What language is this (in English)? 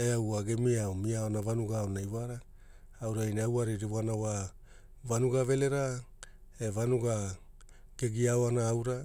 Hula